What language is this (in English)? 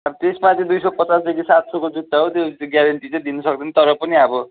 Nepali